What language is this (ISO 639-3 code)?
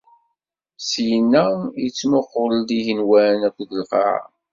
kab